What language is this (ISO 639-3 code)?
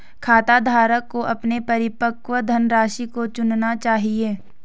hin